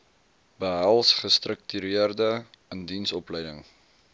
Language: Afrikaans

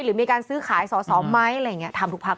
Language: Thai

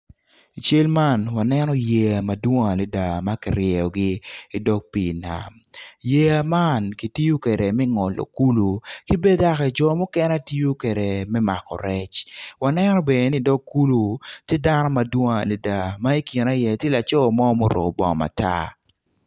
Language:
Acoli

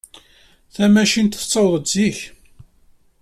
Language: Kabyle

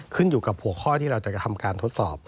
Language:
Thai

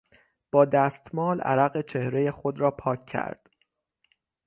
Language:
Persian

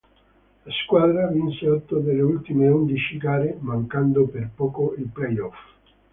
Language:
Italian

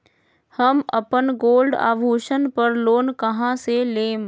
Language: Magahi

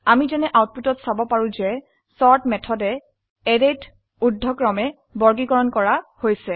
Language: Assamese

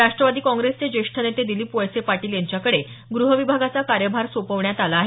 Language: Marathi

